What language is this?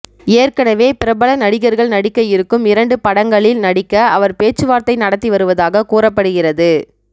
Tamil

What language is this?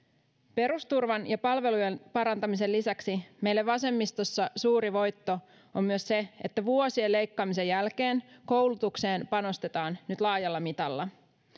Finnish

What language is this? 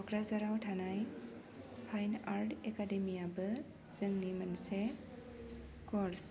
Bodo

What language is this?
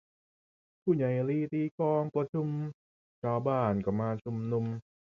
Thai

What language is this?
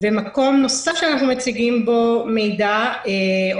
Hebrew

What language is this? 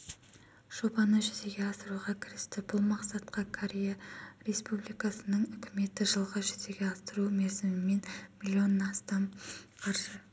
Kazakh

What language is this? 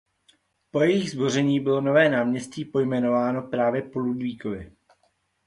Czech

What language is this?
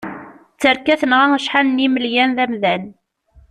Kabyle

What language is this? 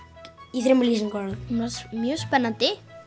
Icelandic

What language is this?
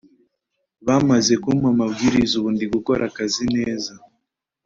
Kinyarwanda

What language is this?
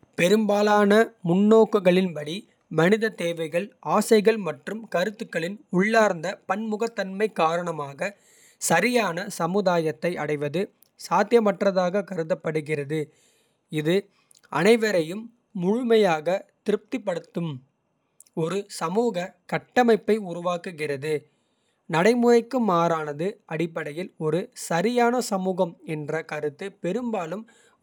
Kota (India)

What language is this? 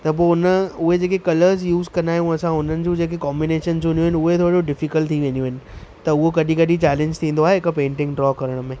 Sindhi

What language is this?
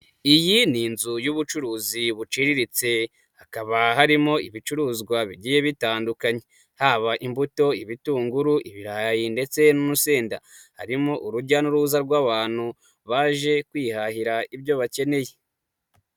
Kinyarwanda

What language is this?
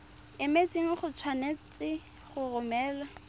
Tswana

